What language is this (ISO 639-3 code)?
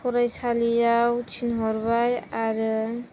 brx